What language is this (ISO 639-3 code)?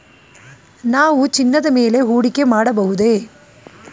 kan